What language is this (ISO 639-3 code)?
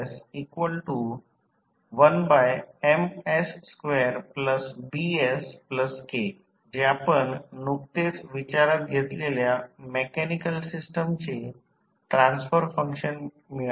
mar